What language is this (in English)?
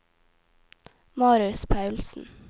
Norwegian